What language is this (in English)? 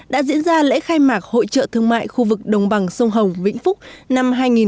Vietnamese